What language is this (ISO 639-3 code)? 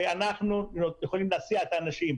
heb